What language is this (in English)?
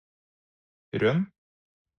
Norwegian Bokmål